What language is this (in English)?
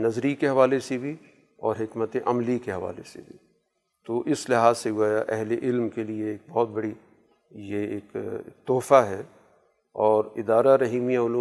Urdu